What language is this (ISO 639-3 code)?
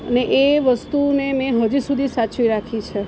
guj